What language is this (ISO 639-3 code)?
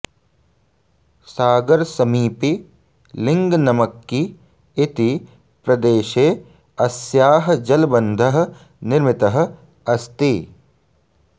san